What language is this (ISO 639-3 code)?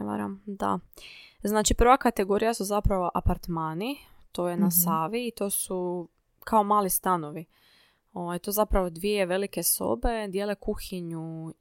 hrv